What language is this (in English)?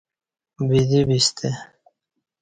Kati